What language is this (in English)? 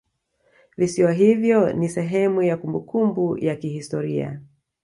Swahili